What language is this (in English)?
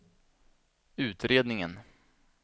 Swedish